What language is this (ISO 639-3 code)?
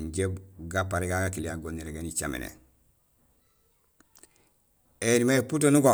gsl